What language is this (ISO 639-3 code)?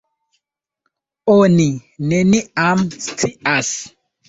epo